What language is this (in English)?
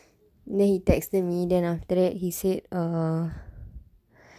English